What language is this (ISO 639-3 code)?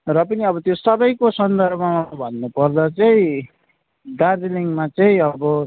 nep